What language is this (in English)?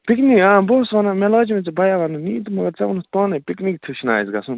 Kashmiri